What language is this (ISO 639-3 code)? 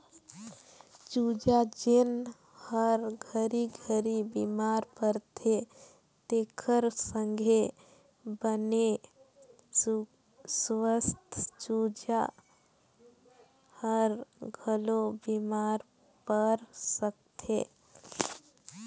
hne